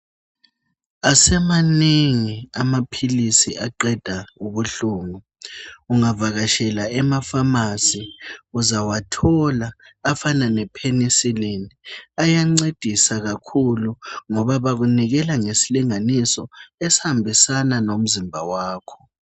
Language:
North Ndebele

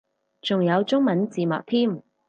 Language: Cantonese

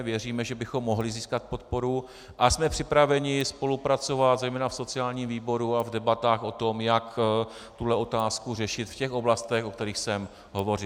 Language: Czech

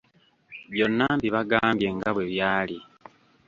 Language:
Ganda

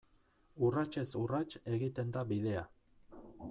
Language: Basque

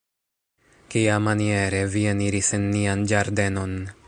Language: Esperanto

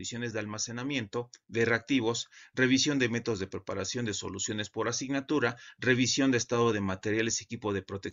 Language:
Spanish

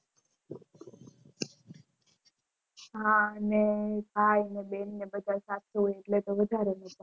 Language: Gujarati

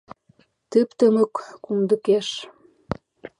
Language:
Mari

